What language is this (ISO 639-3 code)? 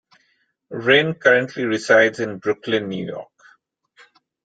eng